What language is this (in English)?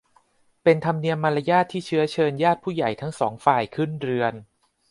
Thai